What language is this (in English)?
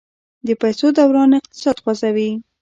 Pashto